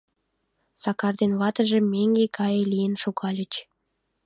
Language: Mari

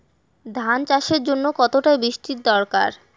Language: Bangla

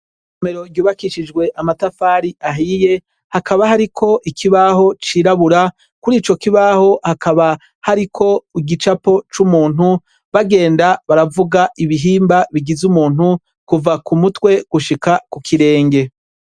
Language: Rundi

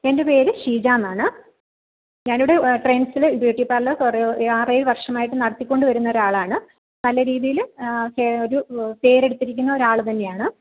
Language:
Malayalam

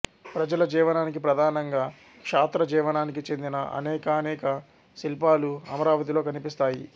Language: Telugu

